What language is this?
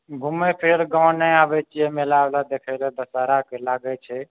Maithili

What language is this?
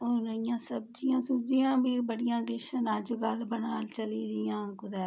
Dogri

